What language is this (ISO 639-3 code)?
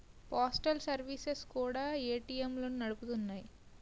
tel